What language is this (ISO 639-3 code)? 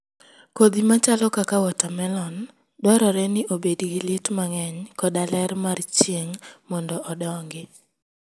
luo